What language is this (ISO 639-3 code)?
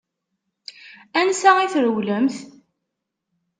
kab